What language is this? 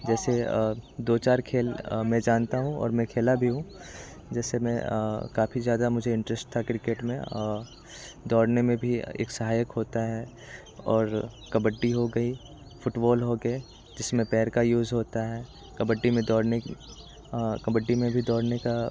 Hindi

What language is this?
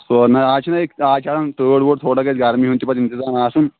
Kashmiri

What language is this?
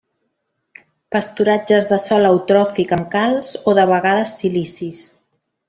Catalan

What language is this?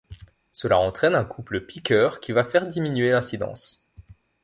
French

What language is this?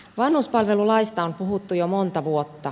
Finnish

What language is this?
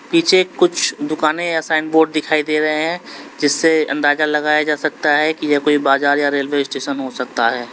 Hindi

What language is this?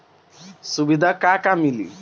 Bhojpuri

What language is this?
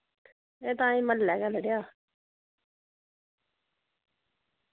Dogri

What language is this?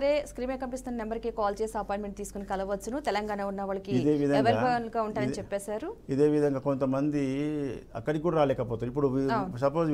Telugu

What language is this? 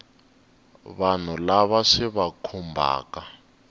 Tsonga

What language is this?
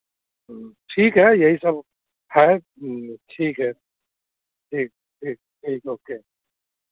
Hindi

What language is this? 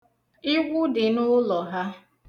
Igbo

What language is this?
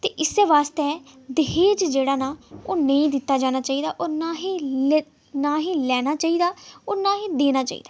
Dogri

